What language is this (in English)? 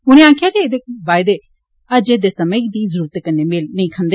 Dogri